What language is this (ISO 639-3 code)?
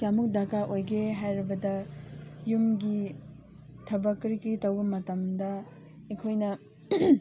mni